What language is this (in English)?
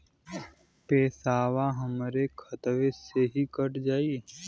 Bhojpuri